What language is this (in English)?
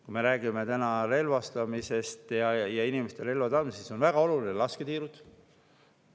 Estonian